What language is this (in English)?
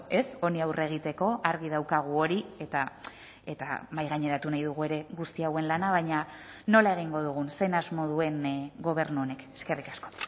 Basque